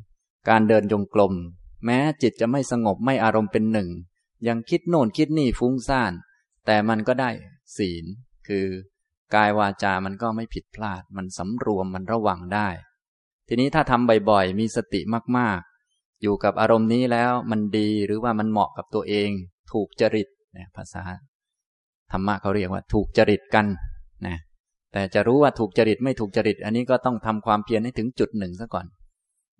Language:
Thai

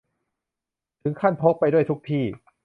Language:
Thai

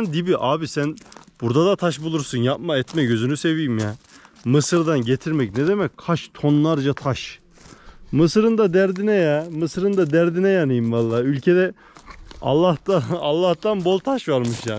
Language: Turkish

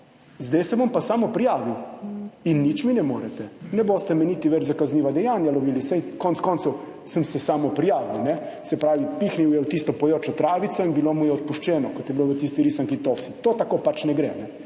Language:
Slovenian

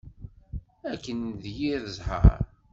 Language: Kabyle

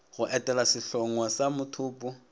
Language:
Northern Sotho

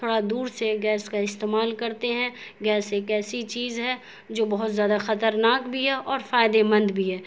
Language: Urdu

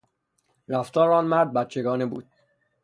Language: Persian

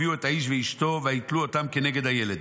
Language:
Hebrew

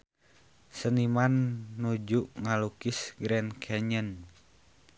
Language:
Sundanese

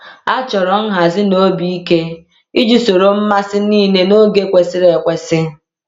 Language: Igbo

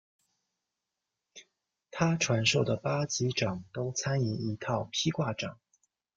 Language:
Chinese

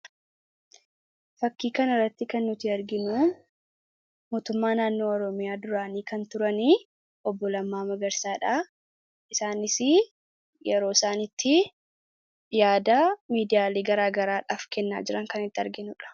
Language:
Oromo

